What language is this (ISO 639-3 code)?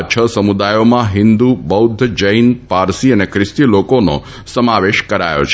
guj